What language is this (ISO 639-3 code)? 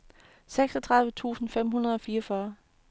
dan